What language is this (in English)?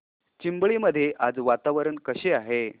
Marathi